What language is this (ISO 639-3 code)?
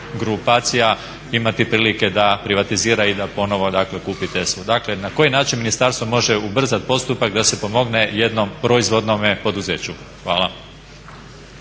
hrv